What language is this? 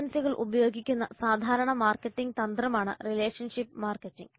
Malayalam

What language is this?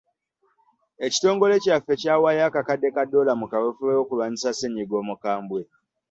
Ganda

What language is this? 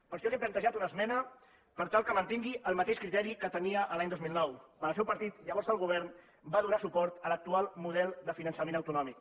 Catalan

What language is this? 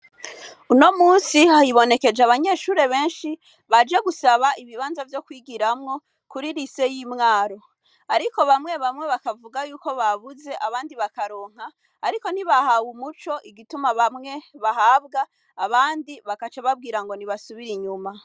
Rundi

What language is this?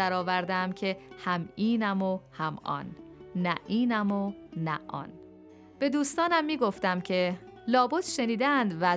Persian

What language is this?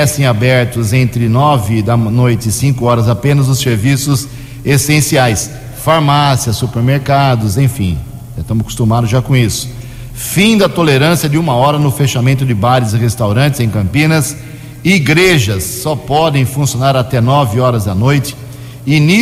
Portuguese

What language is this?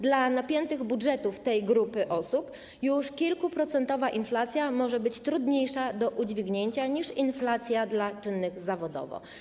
Polish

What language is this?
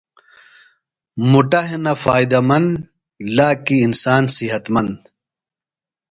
Phalura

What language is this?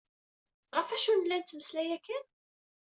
Kabyle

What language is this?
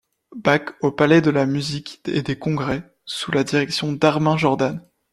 French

